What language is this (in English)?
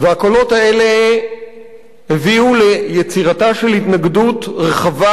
Hebrew